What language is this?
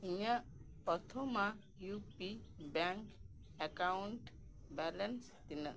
Santali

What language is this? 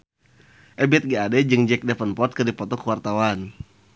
Sundanese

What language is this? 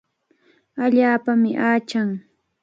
Cajatambo North Lima Quechua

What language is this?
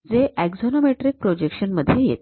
Marathi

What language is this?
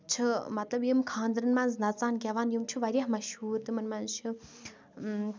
Kashmiri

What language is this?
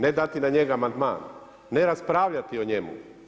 Croatian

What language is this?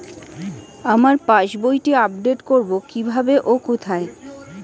Bangla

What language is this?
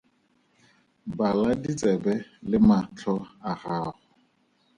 Tswana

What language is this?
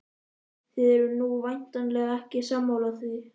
Icelandic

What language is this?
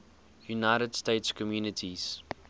English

